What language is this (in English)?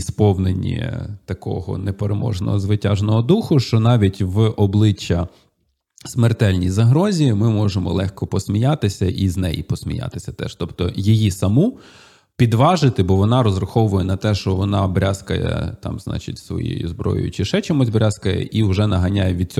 Ukrainian